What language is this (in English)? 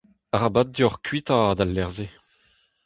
Breton